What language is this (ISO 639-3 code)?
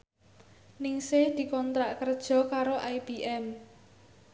jav